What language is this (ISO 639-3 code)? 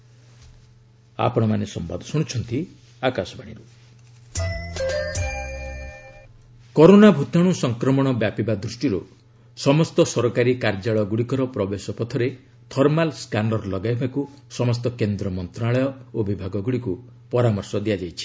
ori